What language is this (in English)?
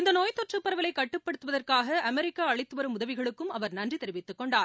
Tamil